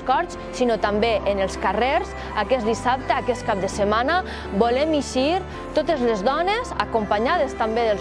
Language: Catalan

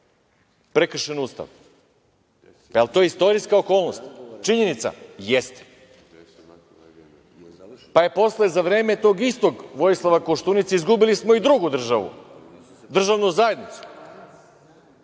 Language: Serbian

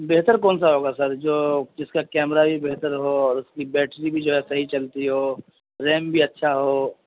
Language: Urdu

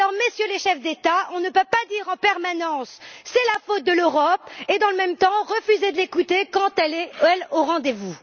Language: French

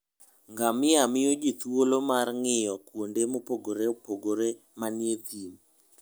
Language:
Luo (Kenya and Tanzania)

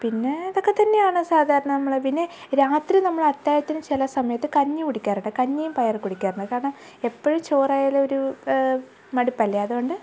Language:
Malayalam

